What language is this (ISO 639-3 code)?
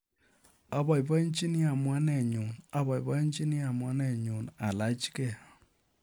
kln